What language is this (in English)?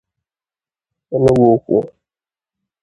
Igbo